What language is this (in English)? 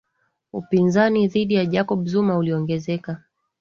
Swahili